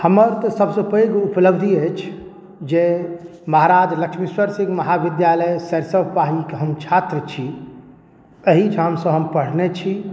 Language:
Maithili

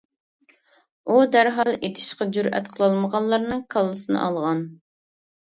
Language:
Uyghur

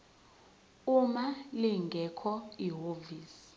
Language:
Zulu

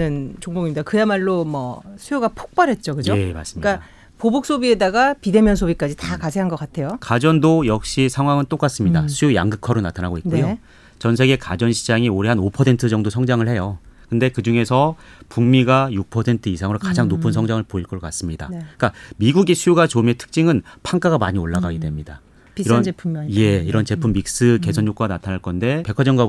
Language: Korean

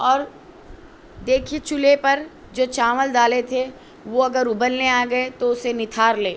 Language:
Urdu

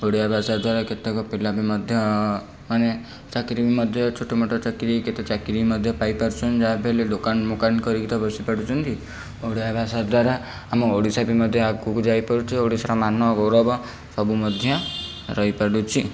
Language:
Odia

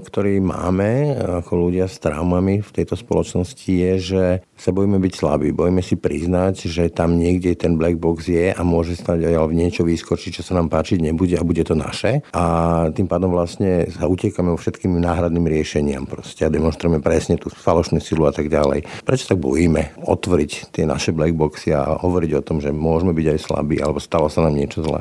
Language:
Slovak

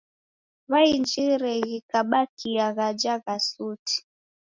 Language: Taita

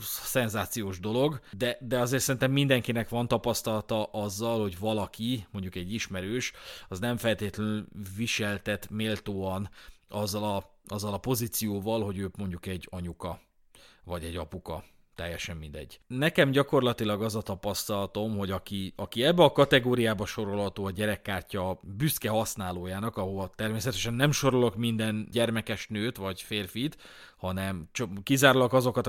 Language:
Hungarian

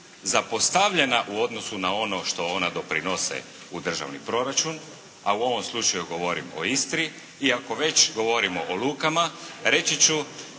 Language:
Croatian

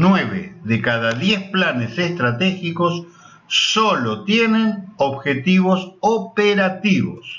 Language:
Spanish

